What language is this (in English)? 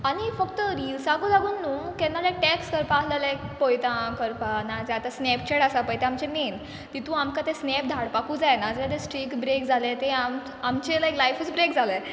Konkani